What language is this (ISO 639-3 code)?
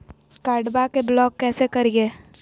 mag